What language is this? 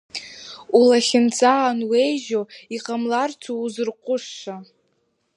Abkhazian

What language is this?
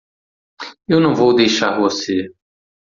Portuguese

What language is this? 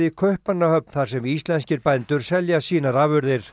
Icelandic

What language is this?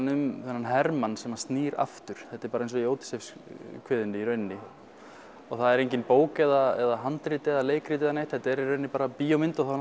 Icelandic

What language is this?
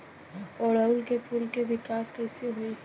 Bhojpuri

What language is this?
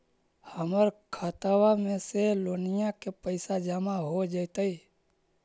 Magahi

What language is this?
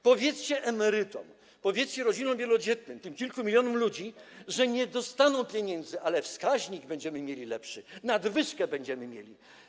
Polish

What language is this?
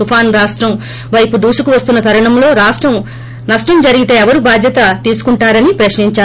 Telugu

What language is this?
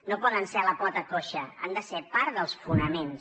Catalan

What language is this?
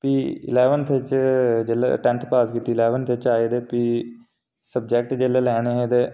Dogri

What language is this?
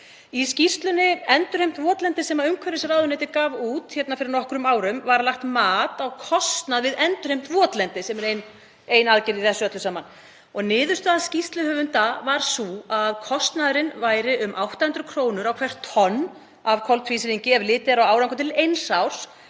Icelandic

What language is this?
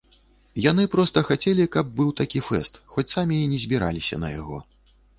Belarusian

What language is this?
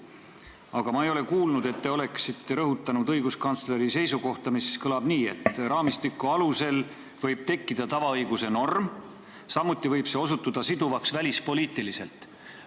Estonian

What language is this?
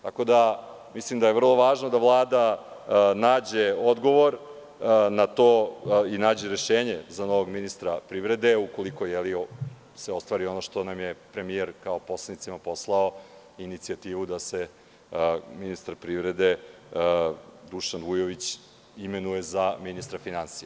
Serbian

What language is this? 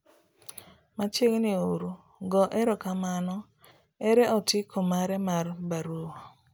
Luo (Kenya and Tanzania)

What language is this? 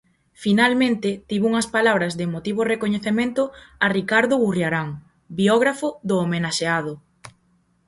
Galician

